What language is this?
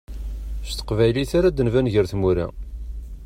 Kabyle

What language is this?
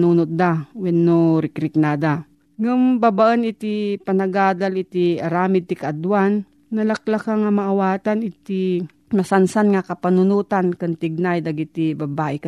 Filipino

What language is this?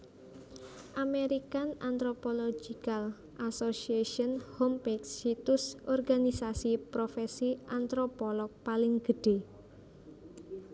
Javanese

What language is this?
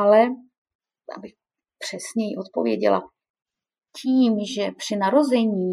Czech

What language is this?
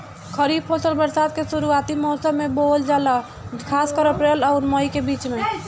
Bhojpuri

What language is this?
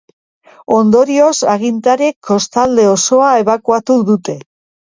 Basque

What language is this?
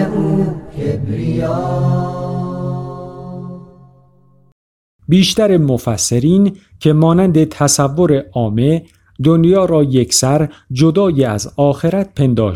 Persian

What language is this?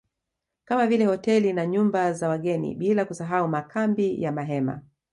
Swahili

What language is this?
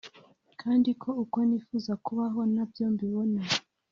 Kinyarwanda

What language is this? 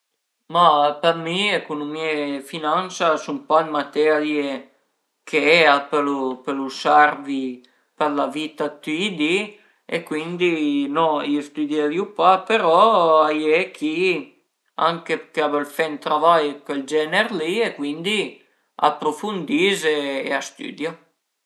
Piedmontese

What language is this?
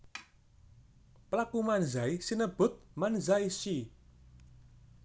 Javanese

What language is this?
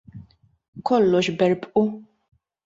Maltese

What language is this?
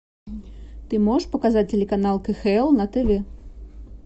Russian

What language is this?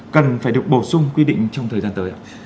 Vietnamese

